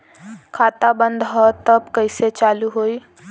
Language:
Bhojpuri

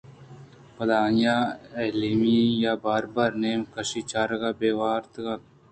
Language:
Eastern Balochi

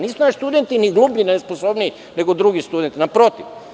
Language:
Serbian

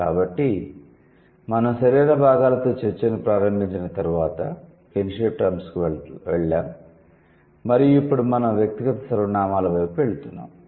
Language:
Telugu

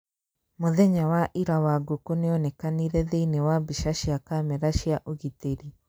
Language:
Kikuyu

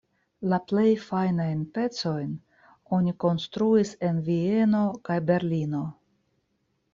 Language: Esperanto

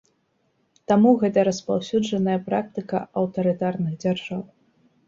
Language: Belarusian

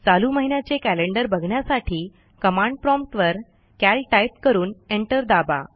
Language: Marathi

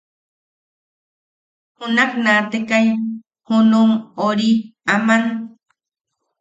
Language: Yaqui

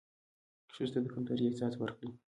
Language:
Pashto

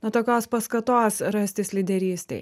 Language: Lithuanian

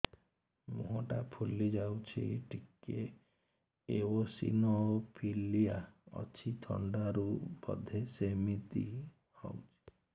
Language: Odia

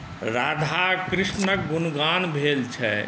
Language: Maithili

